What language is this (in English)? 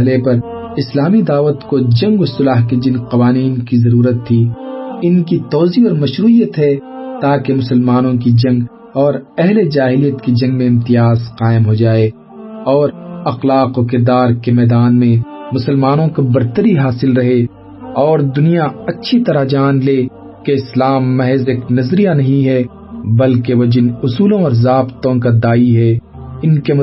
Urdu